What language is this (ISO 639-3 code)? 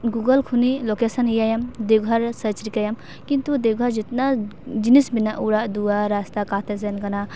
sat